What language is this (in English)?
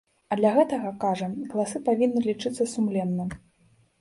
Belarusian